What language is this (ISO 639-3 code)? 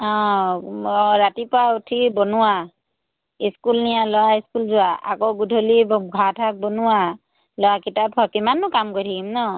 asm